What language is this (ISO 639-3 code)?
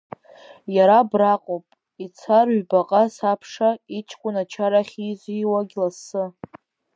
abk